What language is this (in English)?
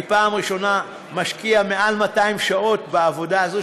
Hebrew